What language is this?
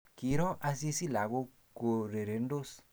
Kalenjin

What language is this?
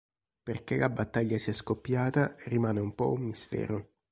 Italian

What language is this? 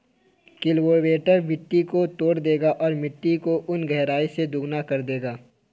Hindi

